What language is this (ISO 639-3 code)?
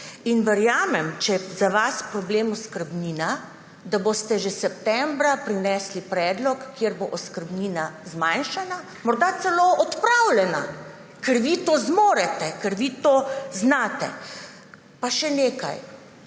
slv